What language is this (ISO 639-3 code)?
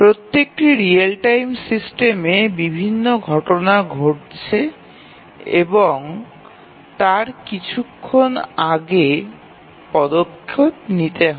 ben